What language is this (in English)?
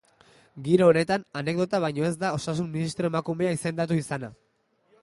Basque